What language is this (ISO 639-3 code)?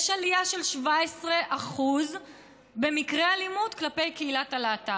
heb